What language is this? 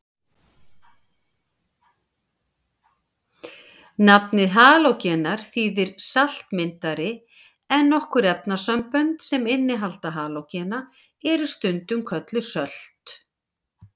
Icelandic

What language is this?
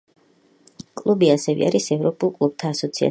Georgian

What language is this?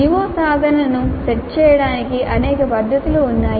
Telugu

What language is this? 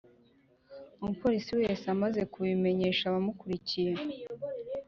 Kinyarwanda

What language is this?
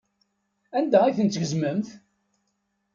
Kabyle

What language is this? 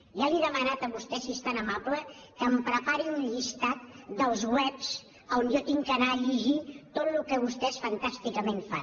Catalan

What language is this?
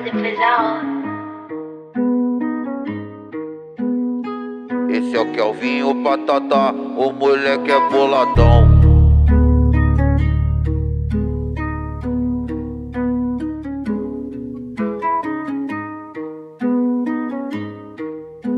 Vietnamese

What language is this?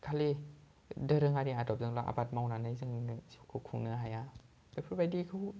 Bodo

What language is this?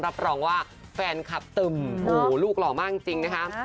Thai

